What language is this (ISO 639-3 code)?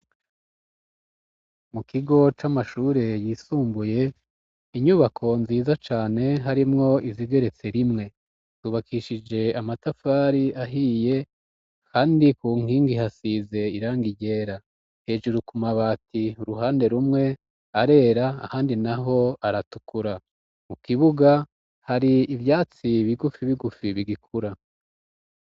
run